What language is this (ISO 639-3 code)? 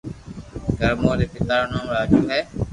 lrk